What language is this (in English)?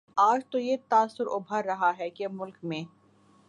Urdu